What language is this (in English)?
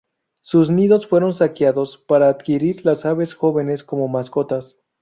Spanish